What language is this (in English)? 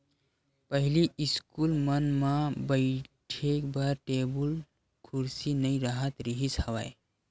Chhattisgarhi